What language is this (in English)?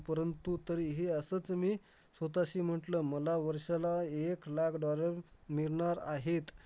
Marathi